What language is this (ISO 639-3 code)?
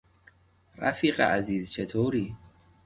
fas